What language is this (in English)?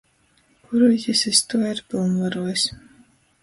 Latgalian